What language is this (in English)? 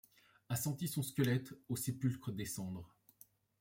French